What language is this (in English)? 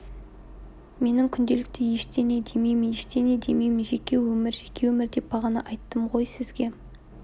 Kazakh